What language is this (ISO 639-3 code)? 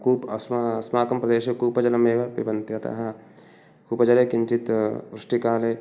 san